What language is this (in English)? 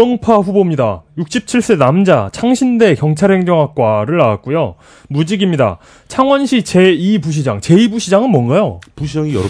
Korean